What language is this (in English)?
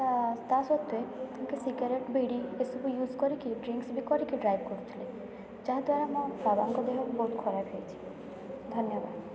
Odia